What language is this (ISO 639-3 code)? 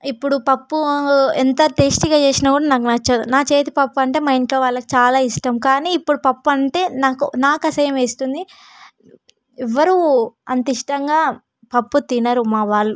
tel